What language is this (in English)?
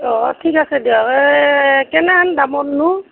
Assamese